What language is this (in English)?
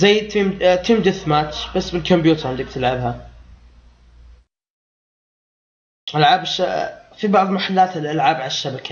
Arabic